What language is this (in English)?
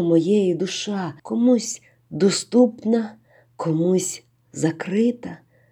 Ukrainian